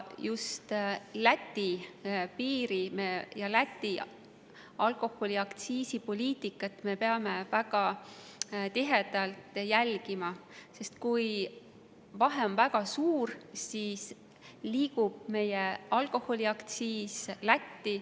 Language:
Estonian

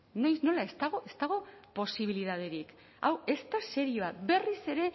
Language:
Basque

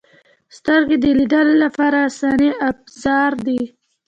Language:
Pashto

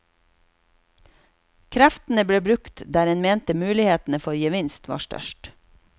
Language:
Norwegian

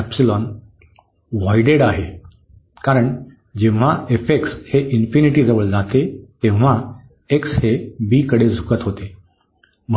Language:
Marathi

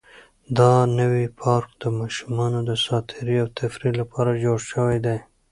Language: Pashto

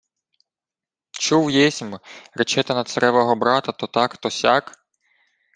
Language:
Ukrainian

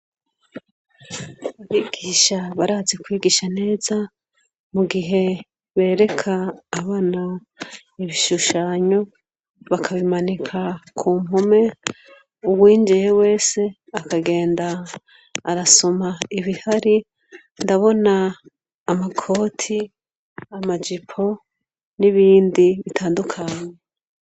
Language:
Rundi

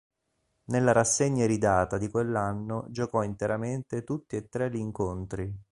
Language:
Italian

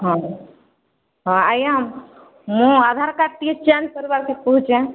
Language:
Odia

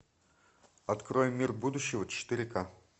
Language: Russian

